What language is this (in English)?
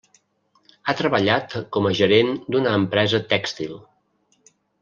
Catalan